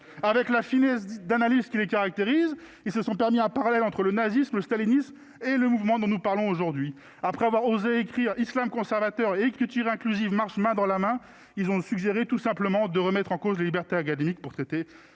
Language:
French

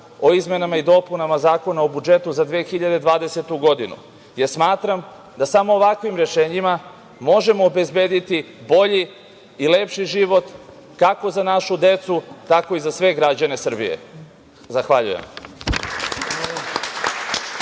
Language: Serbian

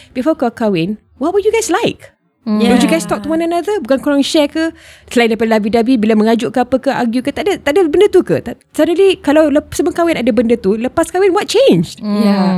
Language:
Malay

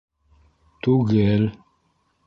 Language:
Bashkir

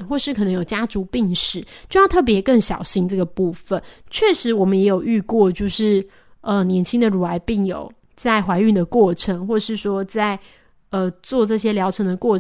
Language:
Chinese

